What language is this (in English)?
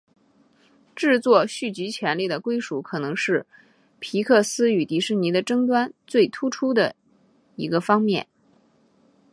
Chinese